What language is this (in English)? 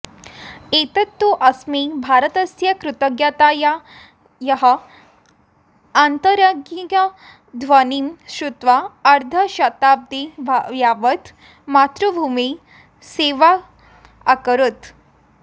Sanskrit